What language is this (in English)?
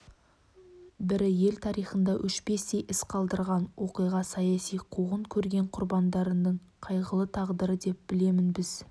Kazakh